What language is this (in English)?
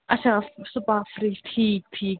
Kashmiri